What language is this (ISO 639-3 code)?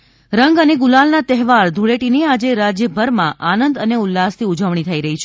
guj